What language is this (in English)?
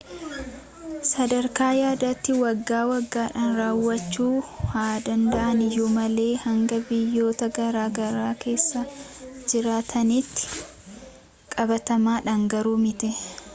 Oromo